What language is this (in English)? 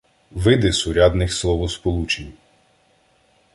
Ukrainian